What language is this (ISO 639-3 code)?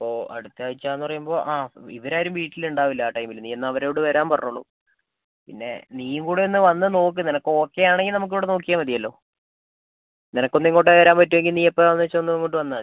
mal